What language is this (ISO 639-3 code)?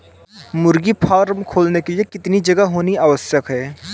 hin